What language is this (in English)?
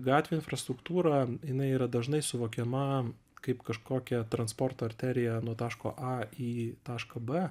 Lithuanian